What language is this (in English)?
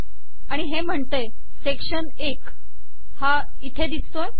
Marathi